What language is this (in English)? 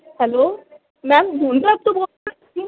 Punjabi